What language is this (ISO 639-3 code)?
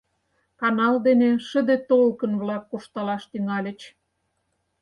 chm